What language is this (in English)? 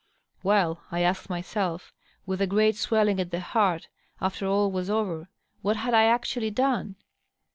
English